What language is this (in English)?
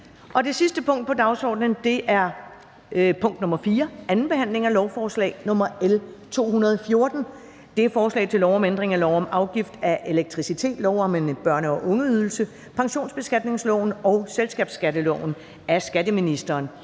Danish